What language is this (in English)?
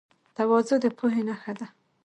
Pashto